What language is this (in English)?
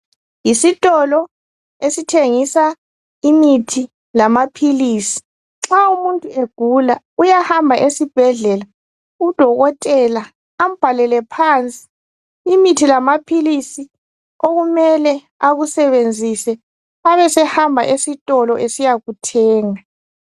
North Ndebele